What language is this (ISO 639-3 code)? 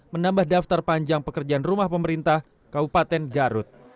ind